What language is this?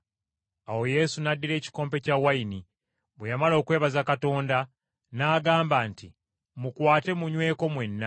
Ganda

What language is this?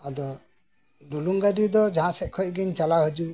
Santali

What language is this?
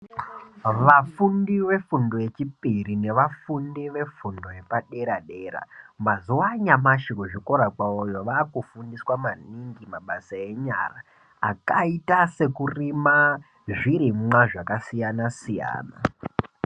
Ndau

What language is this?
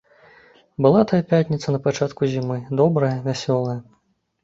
Belarusian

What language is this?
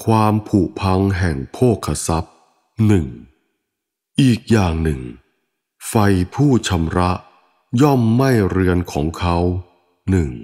Thai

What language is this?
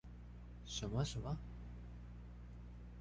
Chinese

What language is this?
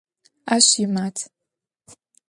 Adyghe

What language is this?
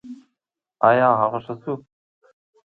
Pashto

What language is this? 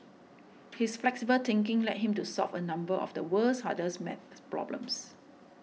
English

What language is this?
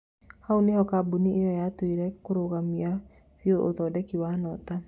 Kikuyu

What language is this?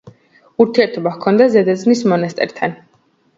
Georgian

